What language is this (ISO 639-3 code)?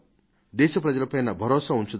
tel